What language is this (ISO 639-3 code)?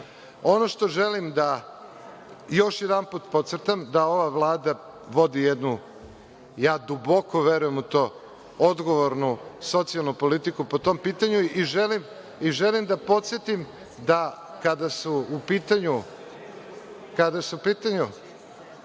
srp